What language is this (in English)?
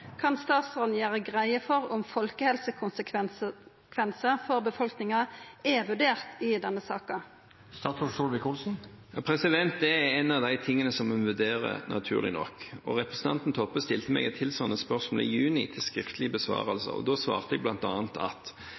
Norwegian Nynorsk